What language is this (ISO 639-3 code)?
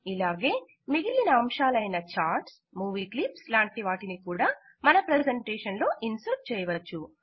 tel